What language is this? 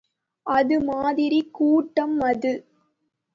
Tamil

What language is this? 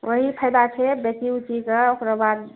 Maithili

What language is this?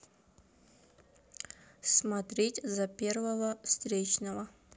Russian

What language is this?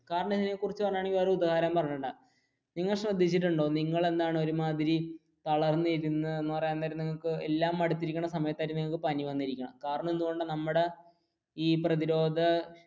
Malayalam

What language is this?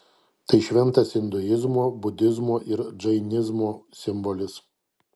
Lithuanian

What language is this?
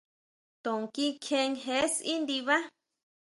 Huautla Mazatec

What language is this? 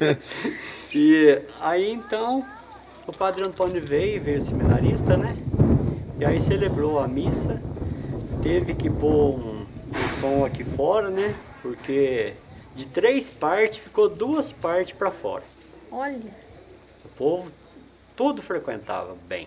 Portuguese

